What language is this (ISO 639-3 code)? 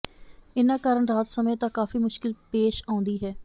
pan